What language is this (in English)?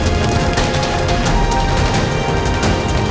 Indonesian